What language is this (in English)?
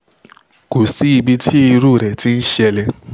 Yoruba